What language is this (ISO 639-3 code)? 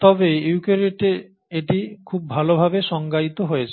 ben